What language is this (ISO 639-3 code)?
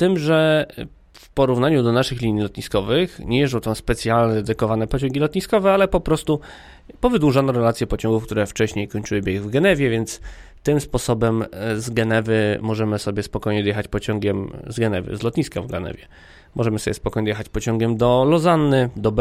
pol